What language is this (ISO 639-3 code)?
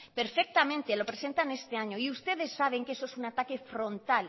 spa